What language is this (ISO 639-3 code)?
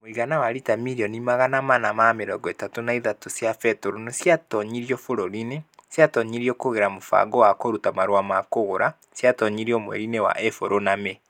kik